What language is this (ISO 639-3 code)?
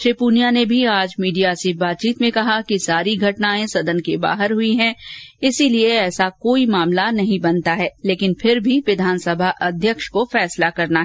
hin